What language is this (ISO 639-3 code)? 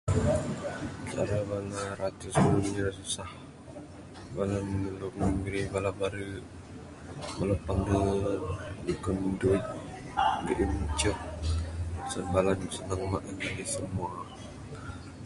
sdo